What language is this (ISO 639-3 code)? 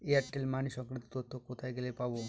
ben